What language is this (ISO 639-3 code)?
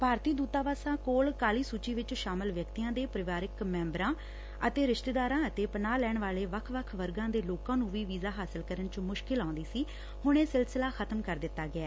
pan